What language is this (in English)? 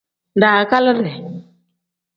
Tem